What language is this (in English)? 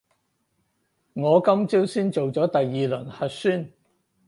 Cantonese